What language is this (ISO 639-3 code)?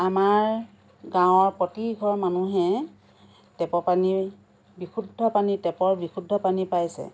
asm